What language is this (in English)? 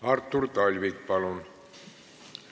Estonian